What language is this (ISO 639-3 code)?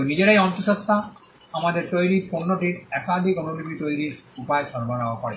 ben